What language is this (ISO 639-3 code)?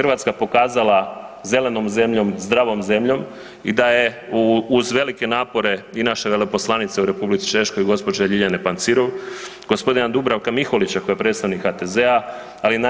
hrv